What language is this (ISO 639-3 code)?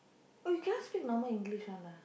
eng